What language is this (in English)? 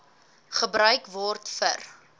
Afrikaans